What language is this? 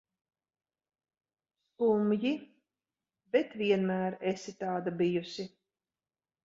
Latvian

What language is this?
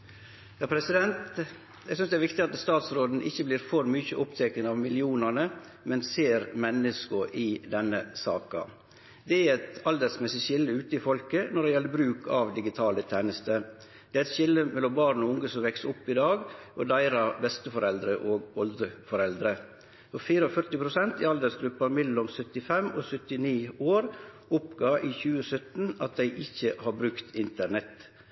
Norwegian Nynorsk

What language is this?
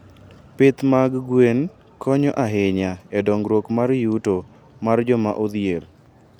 Luo (Kenya and Tanzania)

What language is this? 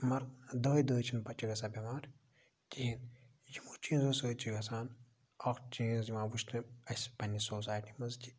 Kashmiri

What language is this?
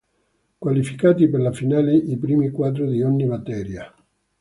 Italian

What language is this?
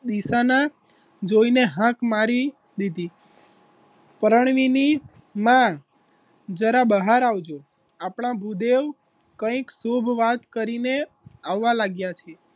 Gujarati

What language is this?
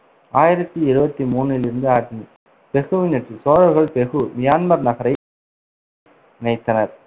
Tamil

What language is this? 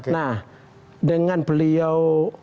Indonesian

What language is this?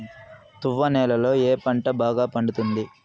Telugu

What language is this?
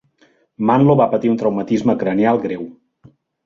Catalan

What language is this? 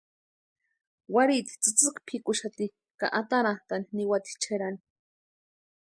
Western Highland Purepecha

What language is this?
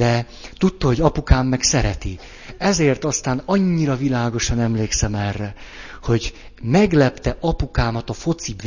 Hungarian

